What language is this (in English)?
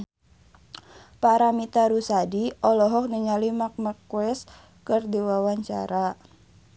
Sundanese